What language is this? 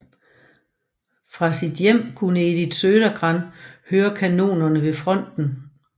Danish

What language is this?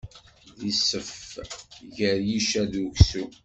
Kabyle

